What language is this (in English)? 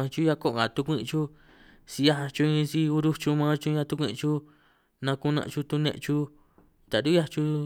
San Martín Itunyoso Triqui